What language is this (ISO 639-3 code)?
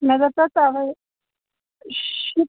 kas